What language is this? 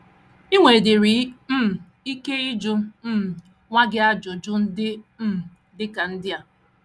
Igbo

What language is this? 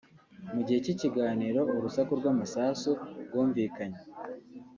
Kinyarwanda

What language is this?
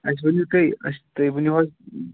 Kashmiri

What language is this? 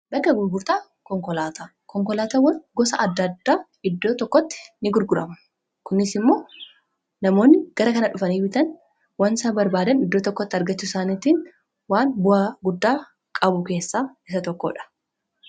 Oromo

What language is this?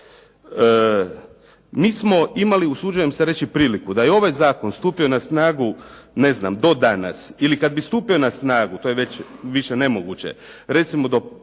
Croatian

